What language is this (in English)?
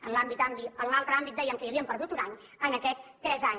Catalan